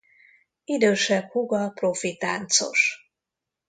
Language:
Hungarian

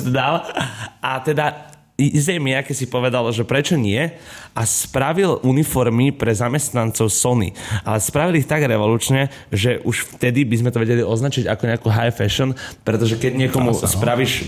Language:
Slovak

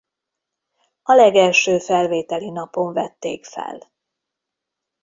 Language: Hungarian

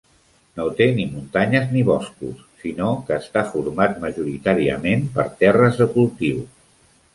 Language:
Catalan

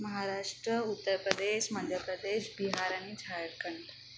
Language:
Marathi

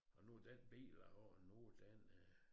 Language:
Danish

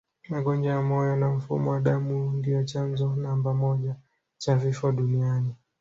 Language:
Swahili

